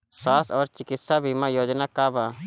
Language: Bhojpuri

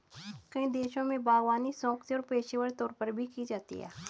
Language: Hindi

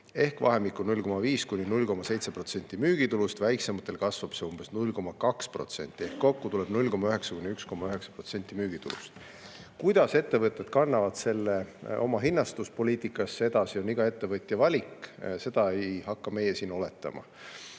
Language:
Estonian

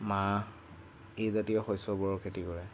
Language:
Assamese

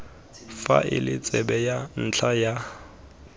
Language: Tswana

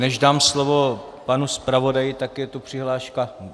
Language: Czech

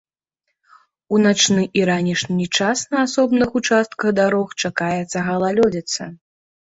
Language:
Belarusian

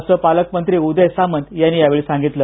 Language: Marathi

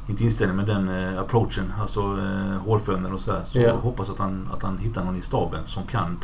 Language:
Swedish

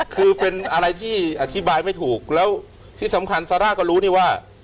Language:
Thai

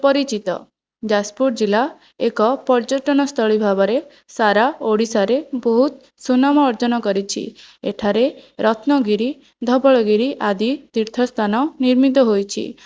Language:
Odia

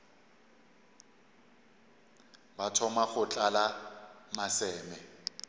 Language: Northern Sotho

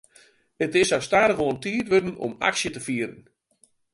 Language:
Western Frisian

